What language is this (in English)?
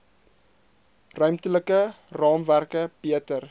Afrikaans